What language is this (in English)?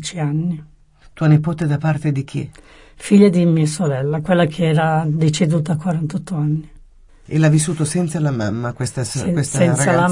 Italian